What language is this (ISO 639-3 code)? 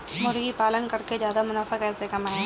hin